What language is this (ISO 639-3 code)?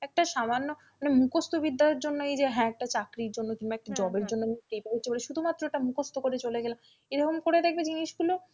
ben